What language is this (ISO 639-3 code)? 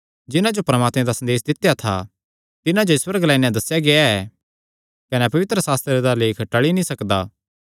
xnr